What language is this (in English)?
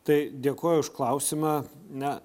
Lithuanian